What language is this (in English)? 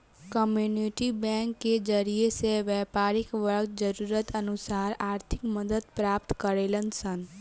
Bhojpuri